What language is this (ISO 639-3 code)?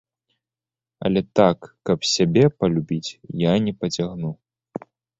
bel